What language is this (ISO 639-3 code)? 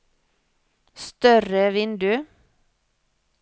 nor